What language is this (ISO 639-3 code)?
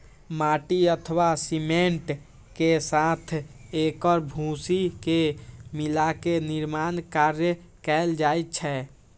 mai